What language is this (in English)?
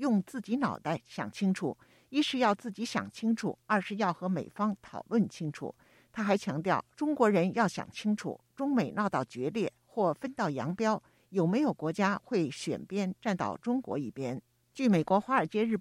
Chinese